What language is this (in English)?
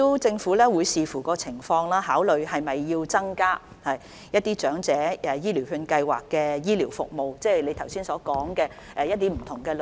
Cantonese